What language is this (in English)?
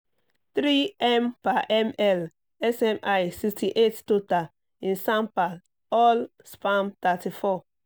Yoruba